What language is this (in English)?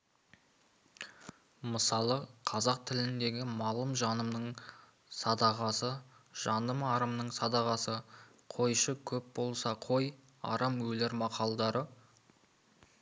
Kazakh